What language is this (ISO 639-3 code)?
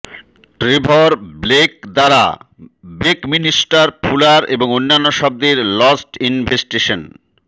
ben